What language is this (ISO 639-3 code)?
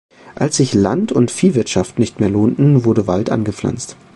deu